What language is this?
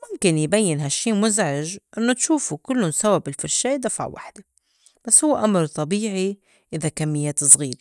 North Levantine Arabic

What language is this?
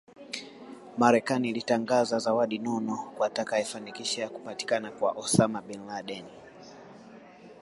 Swahili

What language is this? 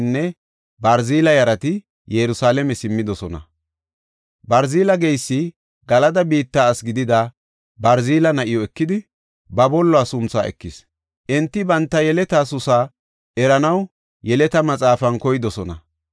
Gofa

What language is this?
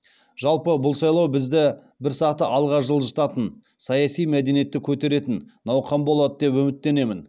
Kazakh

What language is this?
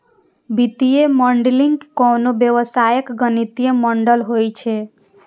Maithili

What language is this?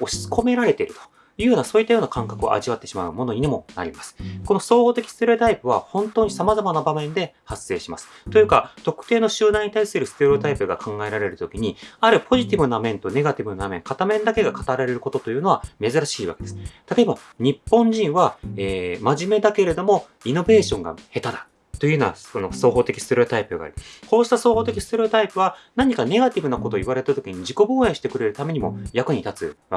Japanese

